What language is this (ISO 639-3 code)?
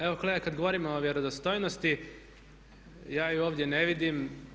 hrv